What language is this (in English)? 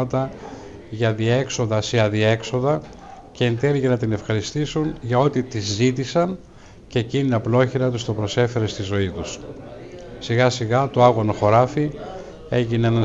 Greek